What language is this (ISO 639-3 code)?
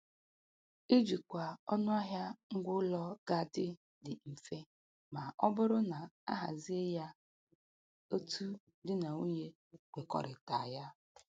ibo